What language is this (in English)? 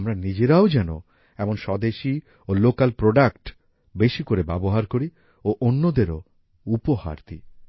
Bangla